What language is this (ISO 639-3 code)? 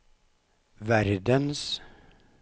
nor